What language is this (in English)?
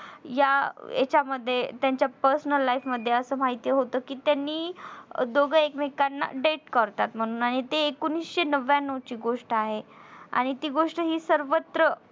Marathi